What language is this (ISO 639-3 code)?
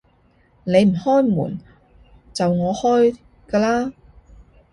yue